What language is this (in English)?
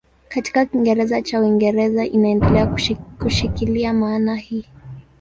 Swahili